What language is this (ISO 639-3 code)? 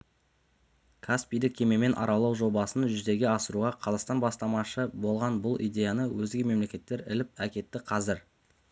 kaz